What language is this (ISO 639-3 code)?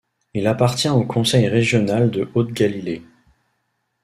fra